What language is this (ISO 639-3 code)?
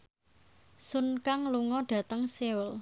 jav